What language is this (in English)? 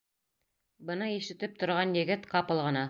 Bashkir